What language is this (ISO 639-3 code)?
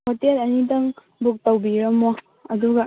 mni